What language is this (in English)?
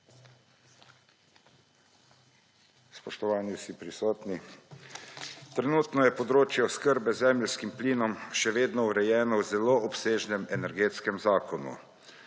Slovenian